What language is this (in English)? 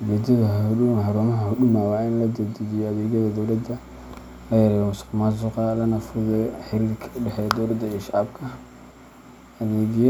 Somali